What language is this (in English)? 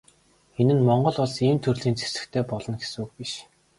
Mongolian